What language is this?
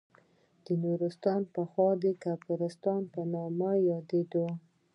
Pashto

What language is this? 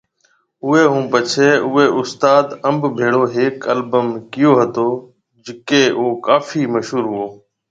Marwari (Pakistan)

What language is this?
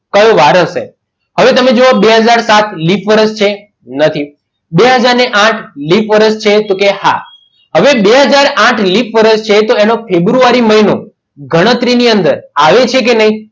Gujarati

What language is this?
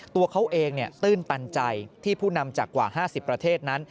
Thai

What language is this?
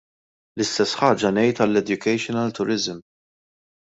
Maltese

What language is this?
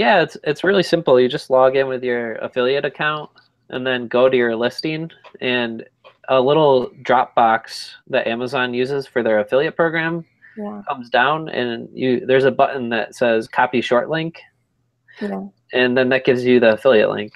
English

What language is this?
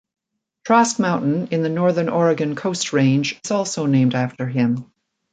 English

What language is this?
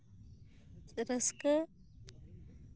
Santali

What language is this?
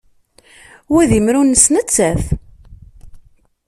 Kabyle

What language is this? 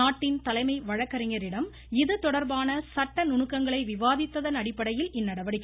Tamil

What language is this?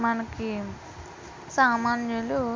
Telugu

